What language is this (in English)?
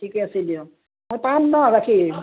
Assamese